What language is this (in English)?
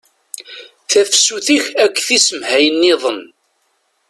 Kabyle